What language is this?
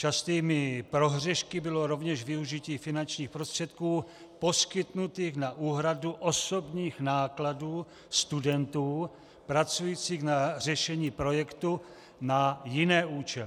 Czech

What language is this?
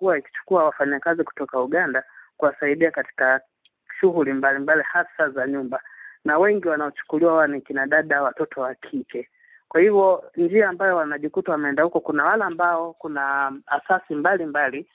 Swahili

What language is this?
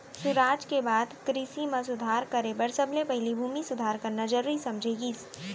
Chhattisgarhi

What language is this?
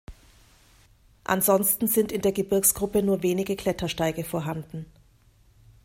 German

